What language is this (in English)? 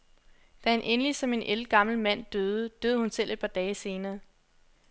Danish